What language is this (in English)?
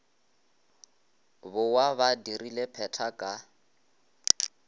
Northern Sotho